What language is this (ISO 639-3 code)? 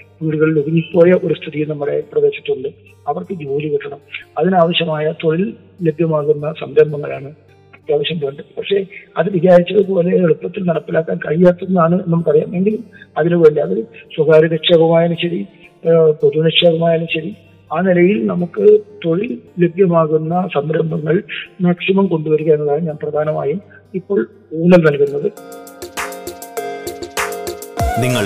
mal